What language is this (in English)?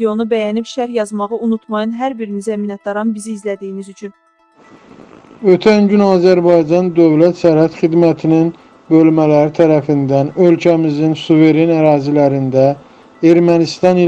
Turkish